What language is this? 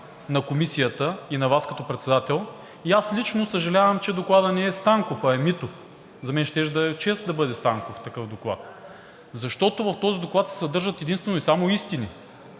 Bulgarian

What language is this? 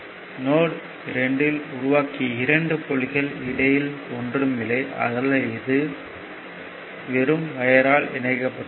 Tamil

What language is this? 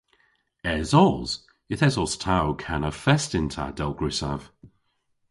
Cornish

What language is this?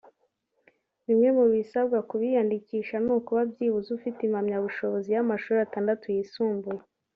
Kinyarwanda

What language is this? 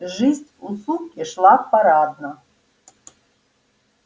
Russian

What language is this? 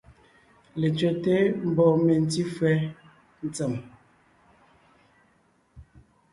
Ngiemboon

